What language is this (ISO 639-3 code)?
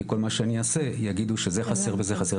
heb